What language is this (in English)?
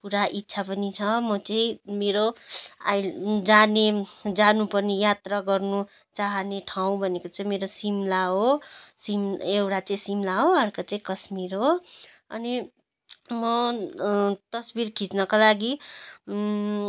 Nepali